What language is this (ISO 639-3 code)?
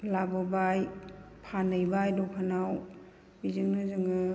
brx